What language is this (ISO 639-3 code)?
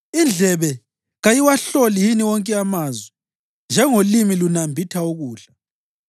nde